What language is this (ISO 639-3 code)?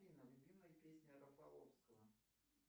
rus